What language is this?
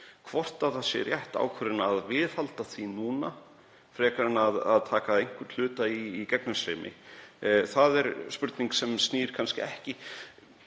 Icelandic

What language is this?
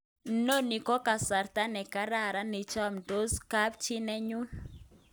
Kalenjin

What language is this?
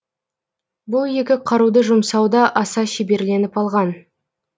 Kazakh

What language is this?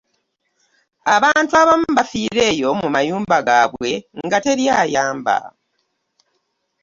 Ganda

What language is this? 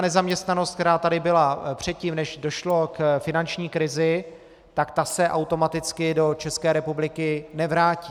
Czech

